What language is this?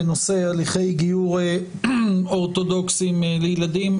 Hebrew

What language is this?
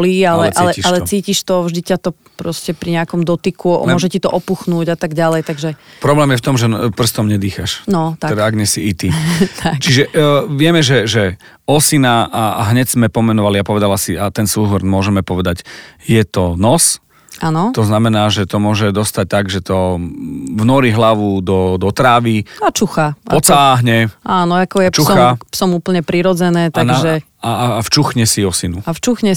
Slovak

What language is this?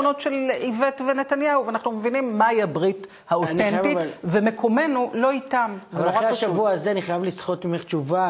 Hebrew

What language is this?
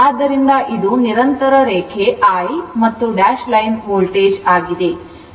Kannada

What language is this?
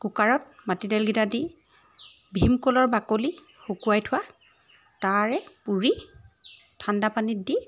Assamese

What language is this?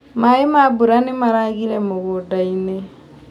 Kikuyu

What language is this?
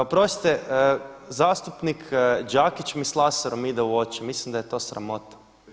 Croatian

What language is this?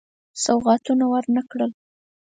Pashto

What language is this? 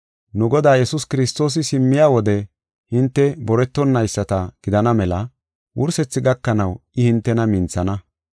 Gofa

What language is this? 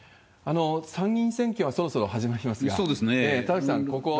Japanese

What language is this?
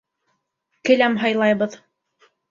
Bashkir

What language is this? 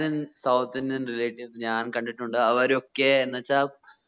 Malayalam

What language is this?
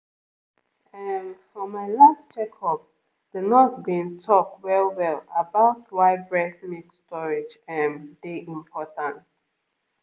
Nigerian Pidgin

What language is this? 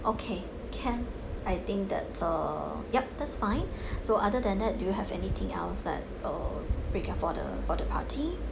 English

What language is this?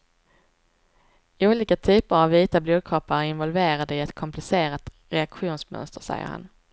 Swedish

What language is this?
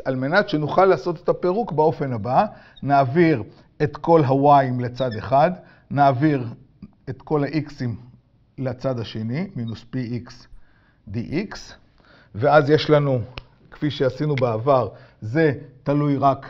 Hebrew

